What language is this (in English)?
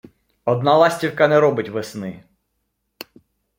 Ukrainian